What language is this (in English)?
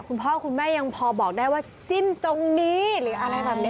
Thai